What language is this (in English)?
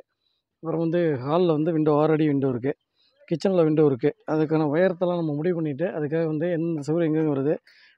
Tamil